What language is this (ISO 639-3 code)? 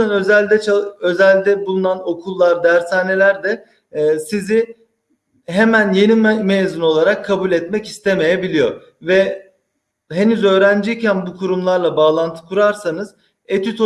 tur